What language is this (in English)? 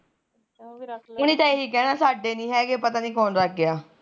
Punjabi